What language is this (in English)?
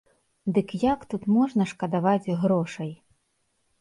Belarusian